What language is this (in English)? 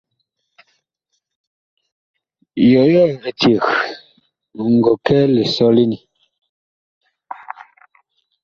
Bakoko